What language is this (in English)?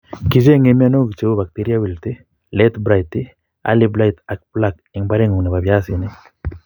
Kalenjin